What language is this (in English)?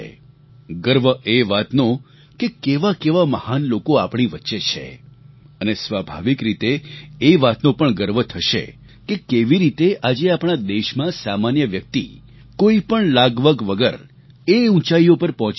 Gujarati